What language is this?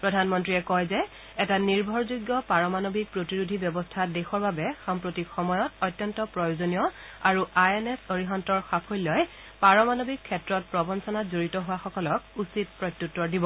Assamese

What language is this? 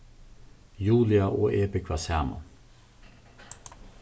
Faroese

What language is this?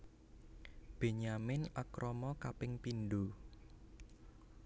Javanese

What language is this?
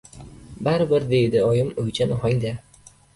Uzbek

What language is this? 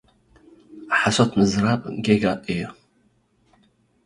Tigrinya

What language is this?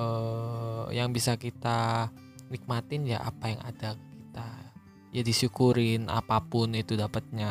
Indonesian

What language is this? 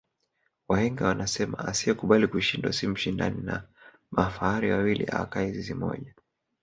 Swahili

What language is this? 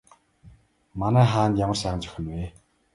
Mongolian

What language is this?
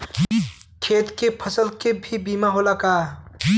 Bhojpuri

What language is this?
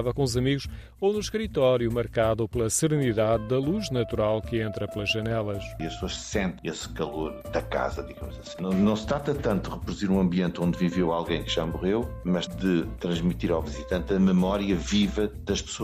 Portuguese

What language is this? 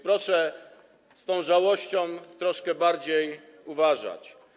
Polish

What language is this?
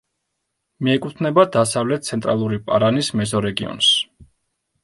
Georgian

